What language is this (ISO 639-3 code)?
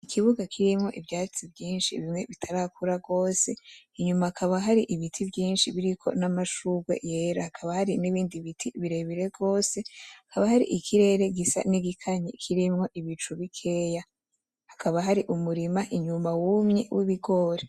run